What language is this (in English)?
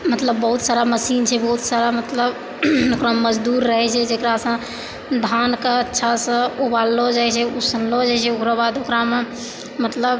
Maithili